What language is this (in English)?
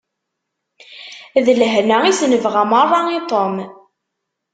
Kabyle